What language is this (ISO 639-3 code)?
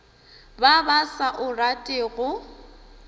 nso